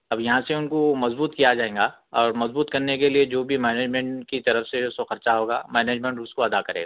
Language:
Urdu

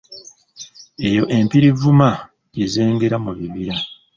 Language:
Ganda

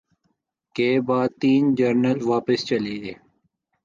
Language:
Urdu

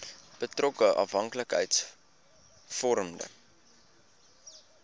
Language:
Afrikaans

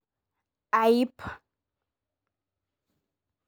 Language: Masai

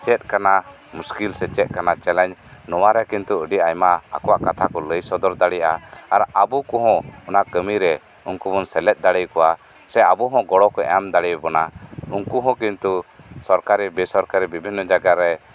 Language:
Santali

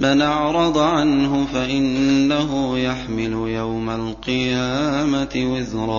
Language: Arabic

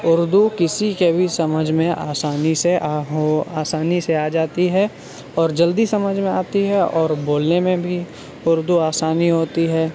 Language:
Urdu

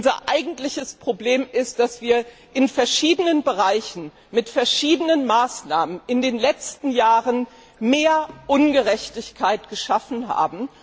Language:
German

